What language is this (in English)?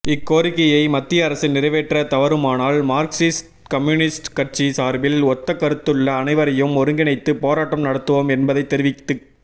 Tamil